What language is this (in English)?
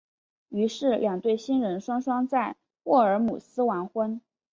Chinese